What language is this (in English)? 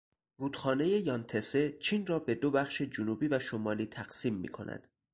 Persian